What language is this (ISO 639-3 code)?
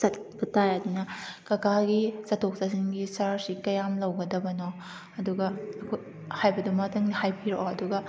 mni